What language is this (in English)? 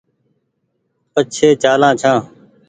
Goaria